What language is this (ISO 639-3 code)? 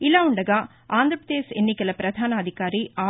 tel